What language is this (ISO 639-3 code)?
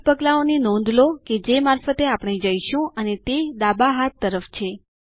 guj